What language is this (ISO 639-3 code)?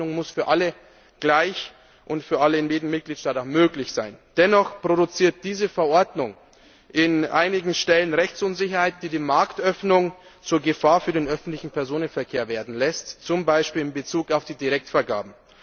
deu